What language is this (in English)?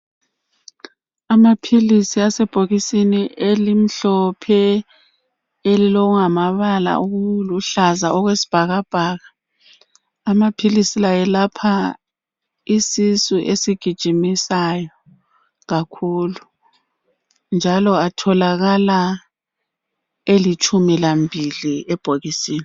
North Ndebele